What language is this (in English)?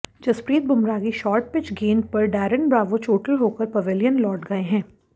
Hindi